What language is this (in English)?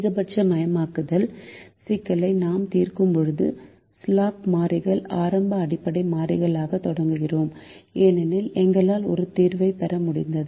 Tamil